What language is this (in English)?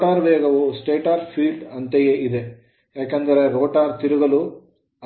Kannada